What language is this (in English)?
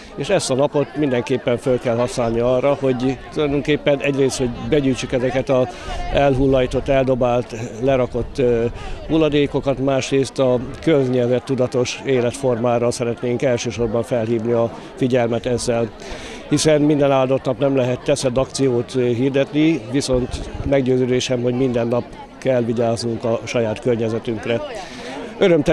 Hungarian